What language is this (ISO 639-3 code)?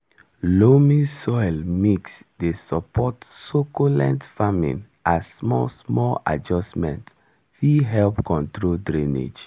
pcm